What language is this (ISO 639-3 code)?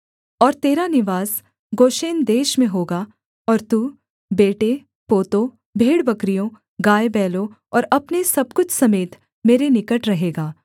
hin